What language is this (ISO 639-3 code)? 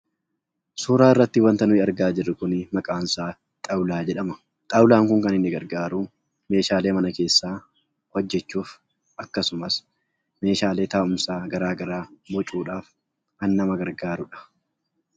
orm